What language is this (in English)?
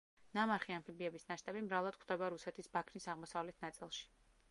Georgian